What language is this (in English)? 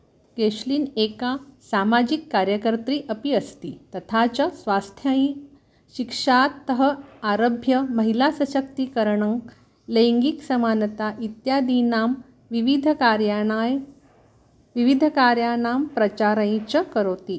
Sanskrit